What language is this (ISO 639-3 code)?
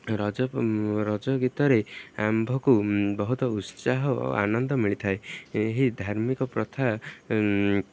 ori